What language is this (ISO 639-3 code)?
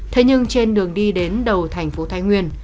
vie